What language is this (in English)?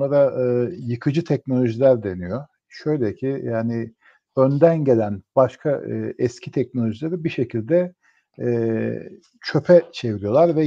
Turkish